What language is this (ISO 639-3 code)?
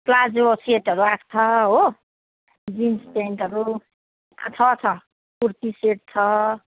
nep